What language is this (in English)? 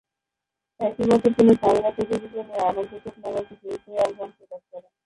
Bangla